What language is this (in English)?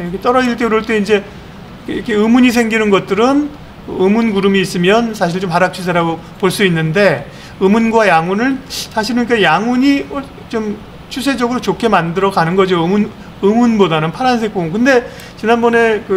Korean